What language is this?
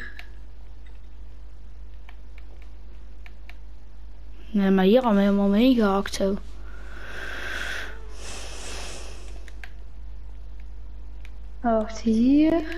Dutch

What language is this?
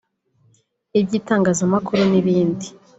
Kinyarwanda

